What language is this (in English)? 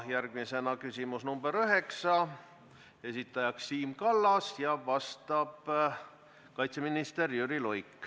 Estonian